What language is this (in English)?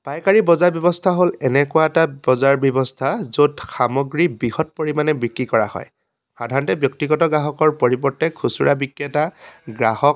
Assamese